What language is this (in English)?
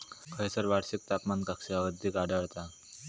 Marathi